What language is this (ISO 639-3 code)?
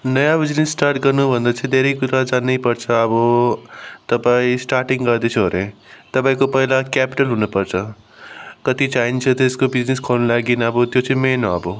nep